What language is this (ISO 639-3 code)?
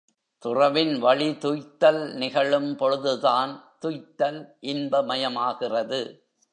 tam